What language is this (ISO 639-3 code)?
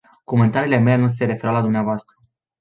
ron